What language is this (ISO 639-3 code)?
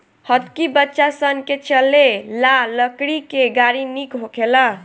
bho